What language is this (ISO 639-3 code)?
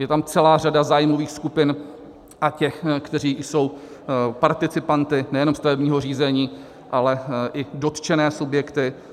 ces